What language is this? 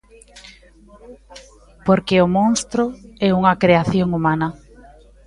Galician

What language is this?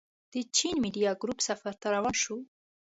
Pashto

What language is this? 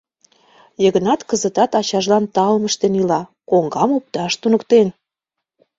Mari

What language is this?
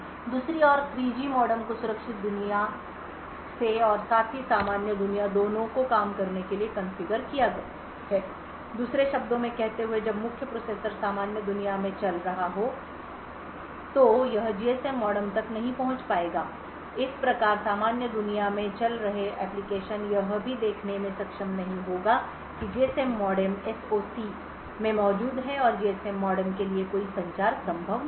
Hindi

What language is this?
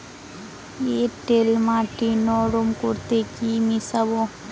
Bangla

